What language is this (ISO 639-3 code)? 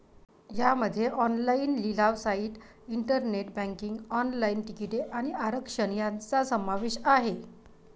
mar